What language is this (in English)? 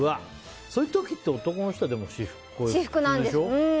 Japanese